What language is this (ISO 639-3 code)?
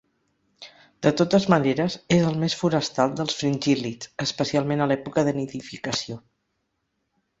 cat